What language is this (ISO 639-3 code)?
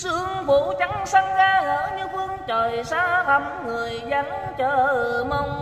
vie